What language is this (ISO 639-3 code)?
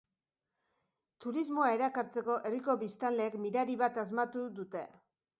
eus